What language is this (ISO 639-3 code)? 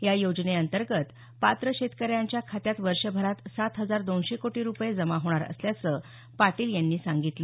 mar